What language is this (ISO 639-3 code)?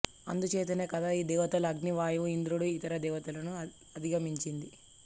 tel